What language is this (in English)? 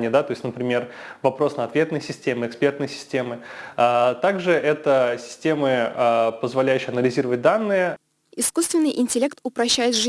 Russian